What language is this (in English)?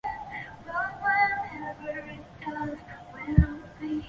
Chinese